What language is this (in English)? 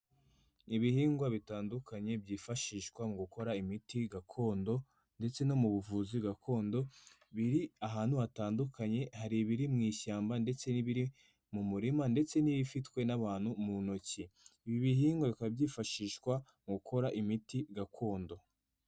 Kinyarwanda